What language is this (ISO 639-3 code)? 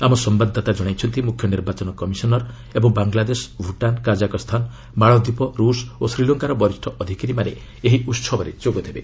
ori